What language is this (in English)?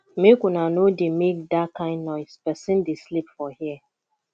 Nigerian Pidgin